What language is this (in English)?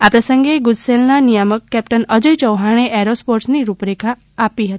Gujarati